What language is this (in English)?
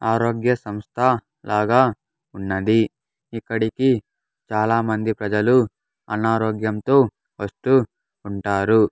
Telugu